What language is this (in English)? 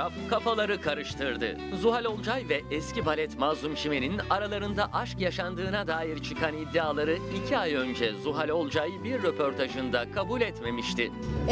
Turkish